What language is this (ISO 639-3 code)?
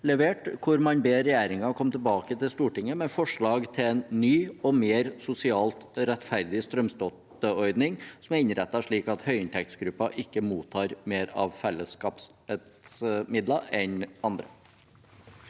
nor